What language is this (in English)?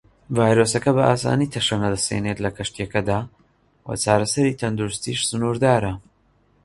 Central Kurdish